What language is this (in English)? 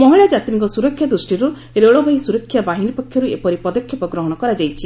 Odia